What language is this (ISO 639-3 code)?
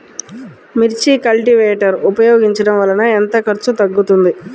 tel